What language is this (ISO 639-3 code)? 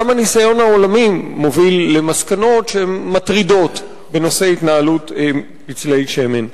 heb